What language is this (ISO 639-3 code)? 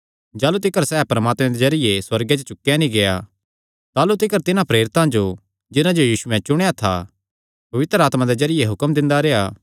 xnr